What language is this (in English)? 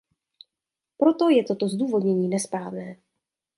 Czech